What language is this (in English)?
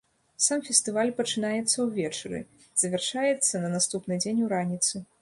Belarusian